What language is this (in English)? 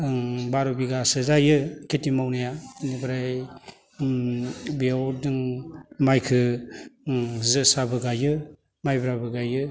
Bodo